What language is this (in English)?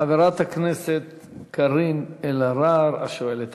Hebrew